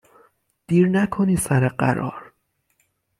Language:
Persian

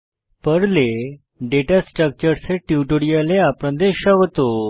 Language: Bangla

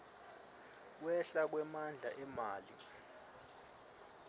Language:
Swati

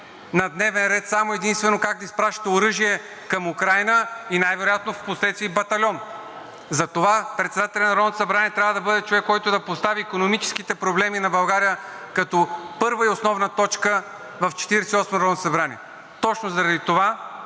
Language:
Bulgarian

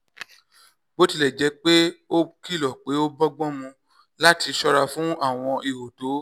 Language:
Yoruba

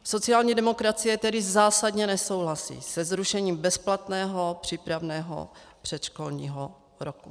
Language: Czech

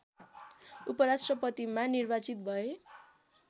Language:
Nepali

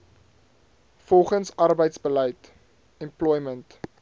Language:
Afrikaans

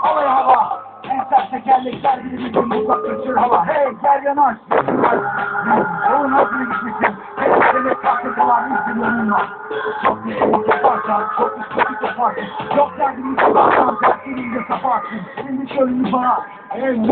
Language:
Turkish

